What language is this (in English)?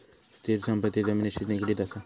Marathi